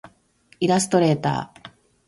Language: Japanese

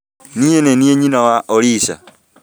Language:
Kikuyu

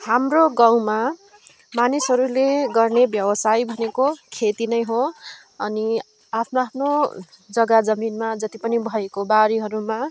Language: Nepali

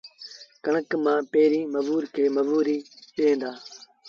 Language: Sindhi Bhil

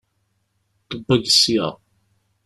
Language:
Kabyle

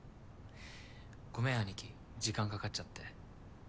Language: Japanese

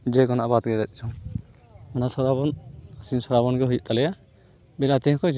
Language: Santali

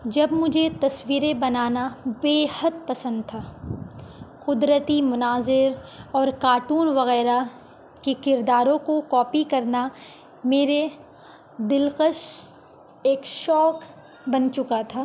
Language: Urdu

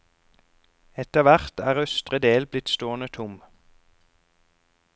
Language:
Norwegian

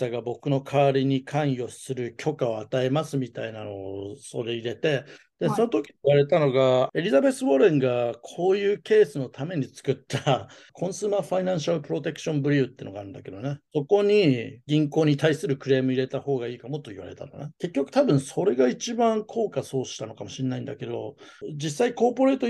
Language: Japanese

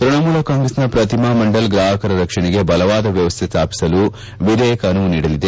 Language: Kannada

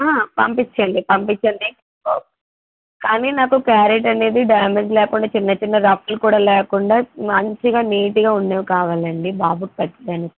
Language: Telugu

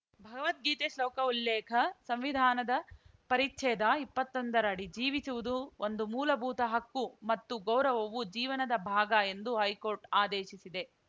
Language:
Kannada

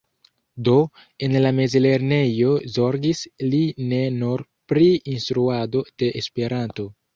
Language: Esperanto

